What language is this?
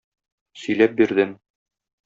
Tatar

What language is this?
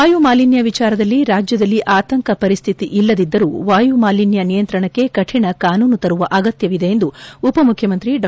Kannada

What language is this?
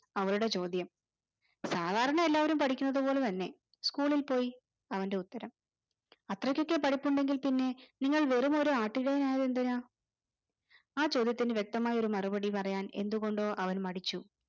Malayalam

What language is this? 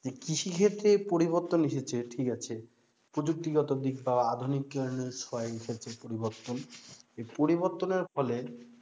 Bangla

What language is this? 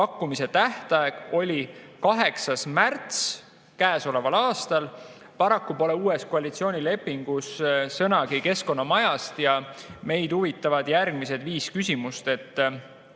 Estonian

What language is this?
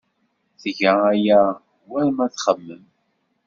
Kabyle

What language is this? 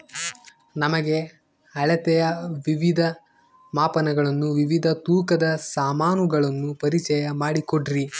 Kannada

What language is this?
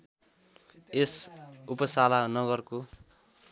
Nepali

